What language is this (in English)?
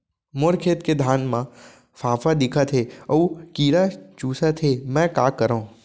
Chhattisgarhi